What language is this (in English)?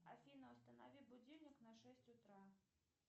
Russian